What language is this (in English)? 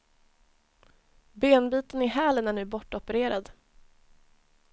Swedish